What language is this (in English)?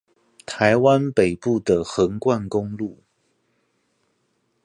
Chinese